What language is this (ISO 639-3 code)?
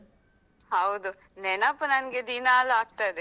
kan